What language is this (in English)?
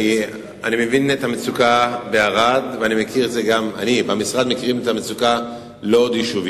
Hebrew